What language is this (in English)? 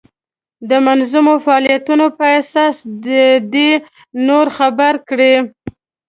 Pashto